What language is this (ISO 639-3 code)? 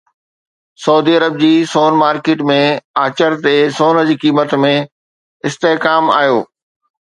snd